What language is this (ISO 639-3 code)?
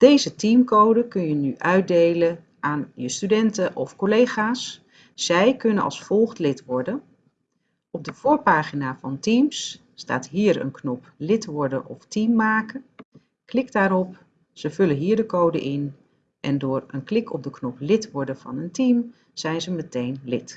nld